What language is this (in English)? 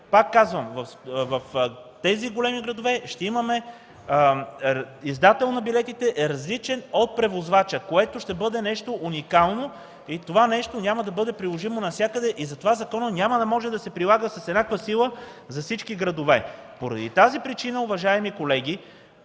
Bulgarian